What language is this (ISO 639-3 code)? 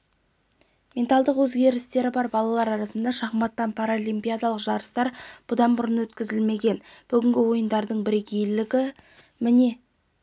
kaz